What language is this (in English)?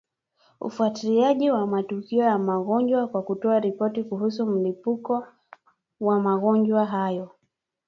Swahili